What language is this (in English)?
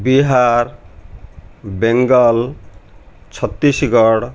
Odia